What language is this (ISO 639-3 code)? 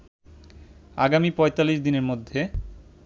ben